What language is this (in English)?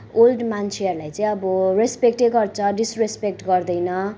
Nepali